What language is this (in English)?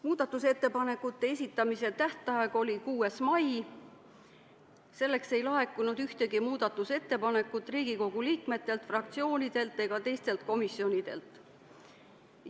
Estonian